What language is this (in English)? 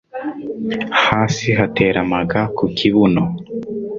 Kinyarwanda